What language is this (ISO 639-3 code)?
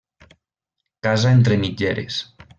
cat